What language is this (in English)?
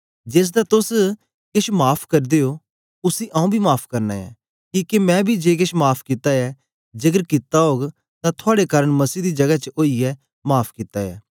Dogri